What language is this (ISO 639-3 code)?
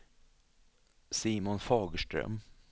swe